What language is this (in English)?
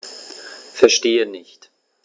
German